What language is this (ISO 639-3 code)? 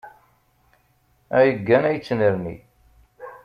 kab